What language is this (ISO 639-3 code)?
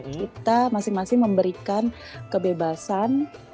ind